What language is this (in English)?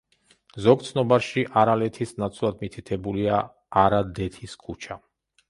Georgian